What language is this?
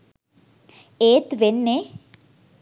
Sinhala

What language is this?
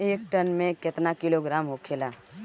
Bhojpuri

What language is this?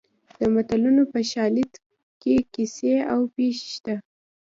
Pashto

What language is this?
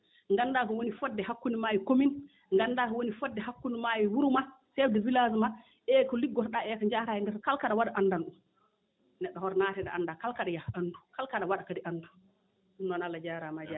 Fula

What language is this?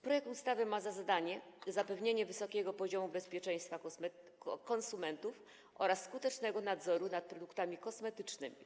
Polish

